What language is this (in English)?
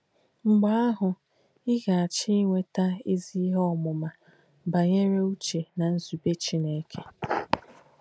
Igbo